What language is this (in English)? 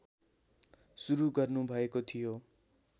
Nepali